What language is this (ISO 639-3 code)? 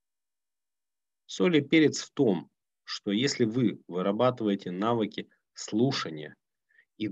rus